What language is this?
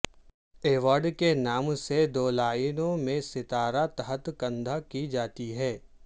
Urdu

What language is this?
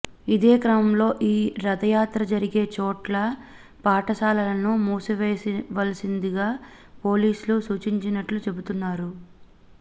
Telugu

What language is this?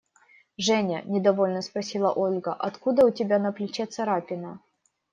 Russian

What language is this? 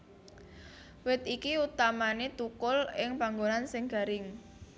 Javanese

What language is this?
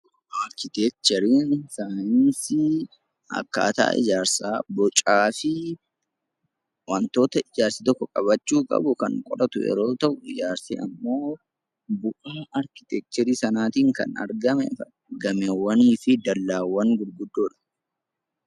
Oromo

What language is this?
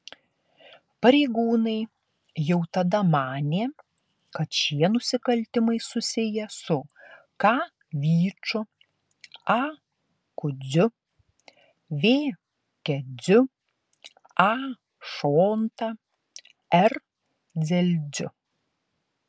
Lithuanian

